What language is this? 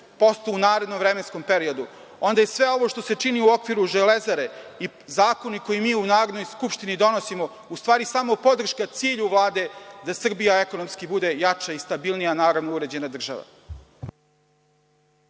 Serbian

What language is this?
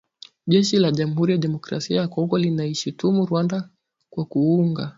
Swahili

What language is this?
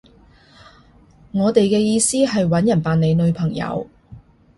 Cantonese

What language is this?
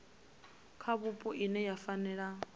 Venda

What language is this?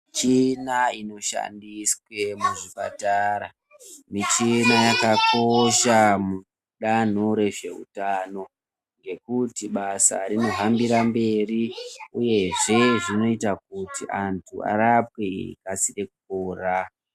Ndau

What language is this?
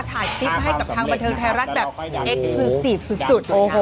Thai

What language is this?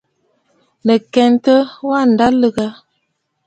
Bafut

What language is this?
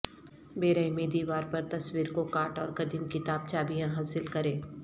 Urdu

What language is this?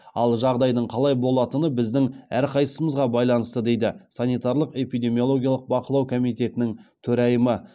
Kazakh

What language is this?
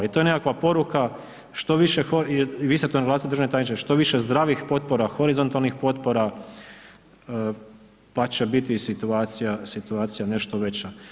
Croatian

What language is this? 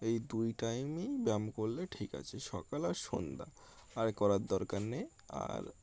Bangla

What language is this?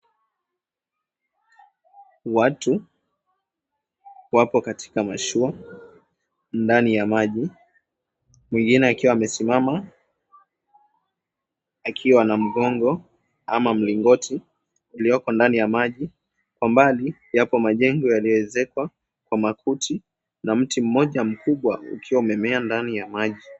Swahili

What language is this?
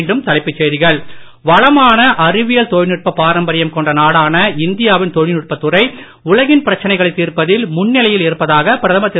Tamil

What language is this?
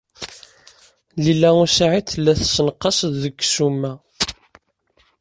Kabyle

